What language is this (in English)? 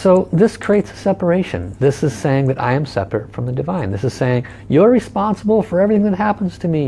English